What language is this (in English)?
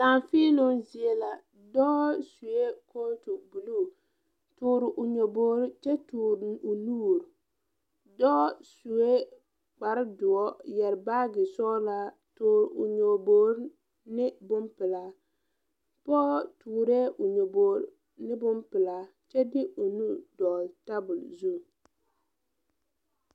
Southern Dagaare